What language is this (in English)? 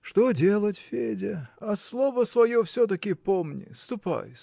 Russian